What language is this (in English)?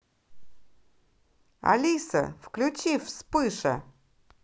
Russian